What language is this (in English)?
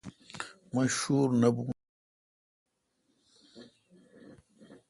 Kalkoti